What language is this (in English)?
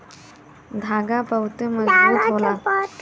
Bhojpuri